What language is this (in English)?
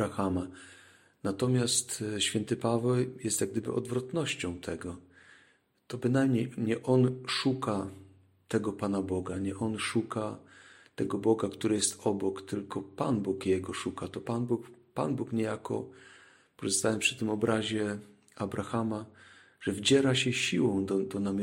Polish